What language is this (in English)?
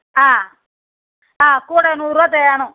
Tamil